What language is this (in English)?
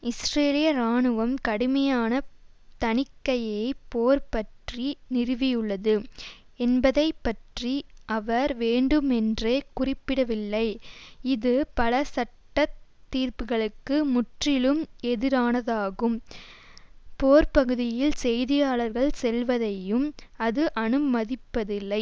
Tamil